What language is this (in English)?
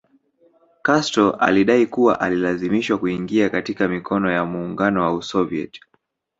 Swahili